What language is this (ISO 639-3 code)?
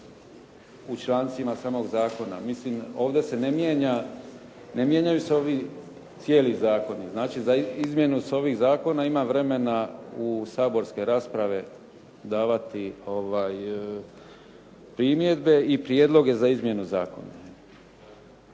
hrv